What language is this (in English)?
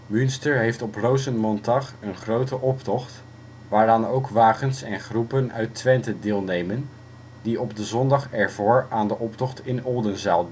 Dutch